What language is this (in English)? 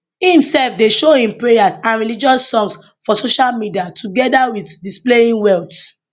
Nigerian Pidgin